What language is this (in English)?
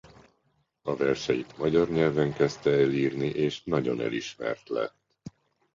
Hungarian